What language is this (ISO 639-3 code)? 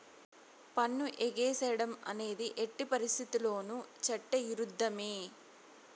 tel